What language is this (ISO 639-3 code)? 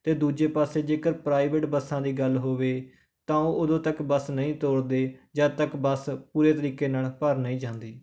pan